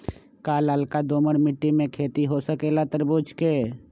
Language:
Magahi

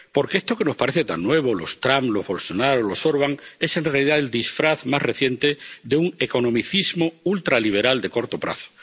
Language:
Spanish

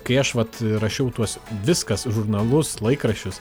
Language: Lithuanian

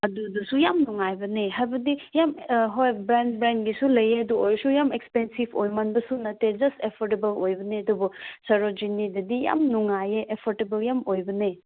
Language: Manipuri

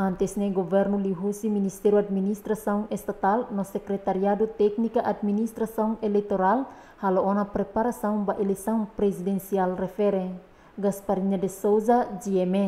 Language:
Indonesian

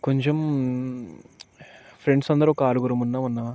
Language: Telugu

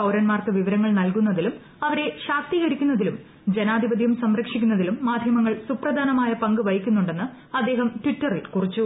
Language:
Malayalam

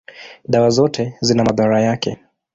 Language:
Swahili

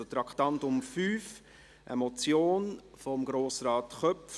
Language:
Swiss German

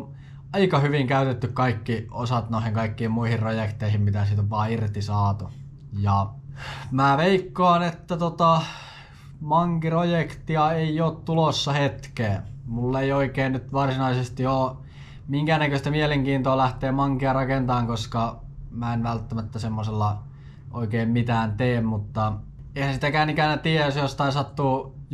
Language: Finnish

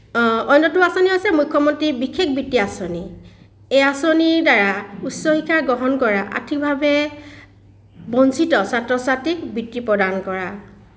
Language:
Assamese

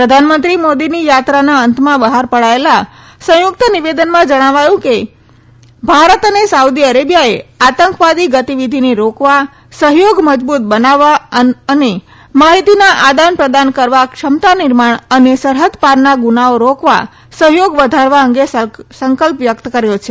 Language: Gujarati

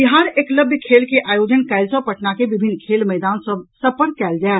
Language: Maithili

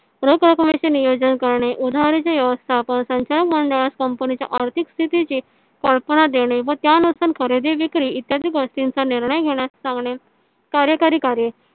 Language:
Marathi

